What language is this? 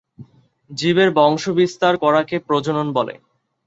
Bangla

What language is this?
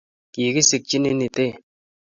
Kalenjin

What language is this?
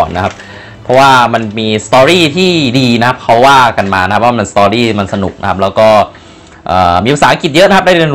Thai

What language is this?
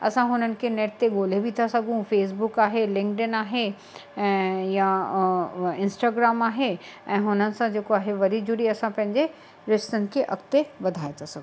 Sindhi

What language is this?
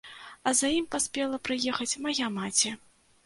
Belarusian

